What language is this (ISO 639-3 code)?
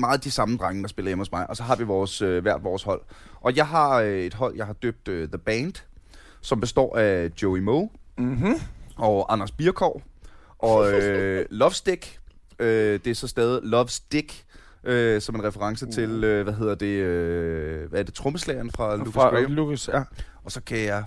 dan